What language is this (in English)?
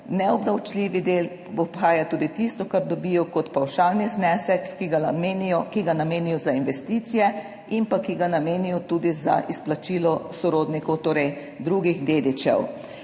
Slovenian